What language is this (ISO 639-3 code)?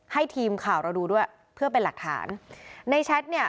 tha